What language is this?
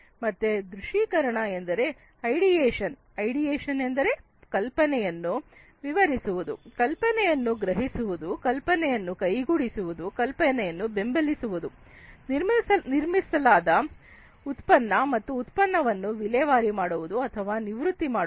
Kannada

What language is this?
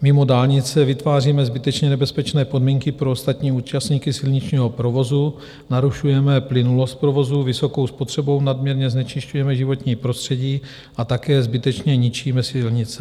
Czech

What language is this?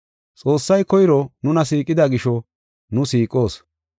Gofa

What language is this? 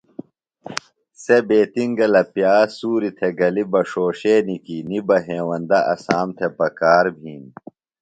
Phalura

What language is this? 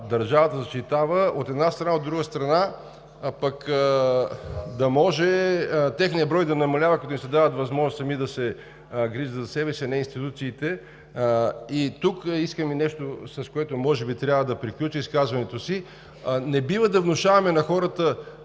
Bulgarian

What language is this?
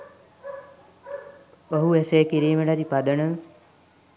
Sinhala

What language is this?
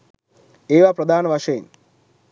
Sinhala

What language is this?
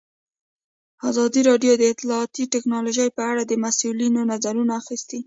Pashto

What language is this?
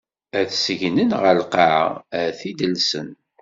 Kabyle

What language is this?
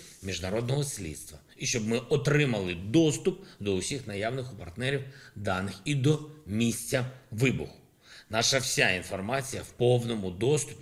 Ukrainian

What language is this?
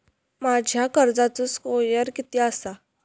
Marathi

